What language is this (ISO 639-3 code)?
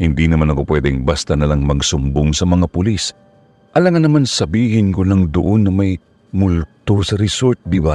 fil